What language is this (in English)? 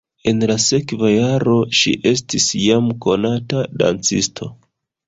Esperanto